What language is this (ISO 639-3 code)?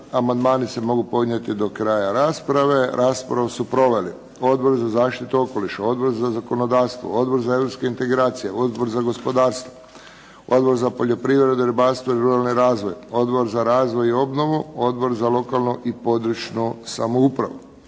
hrv